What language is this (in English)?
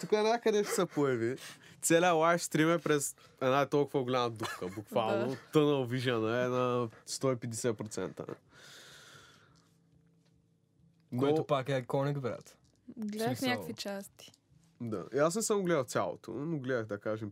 Bulgarian